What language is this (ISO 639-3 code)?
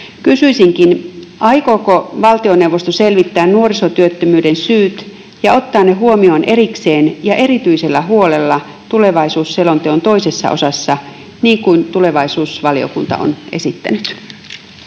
fin